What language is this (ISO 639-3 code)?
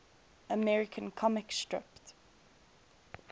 eng